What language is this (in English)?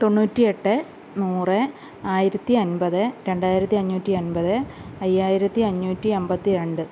Malayalam